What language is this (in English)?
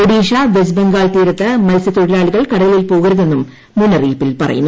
Malayalam